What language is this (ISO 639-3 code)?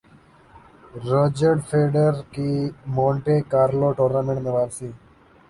urd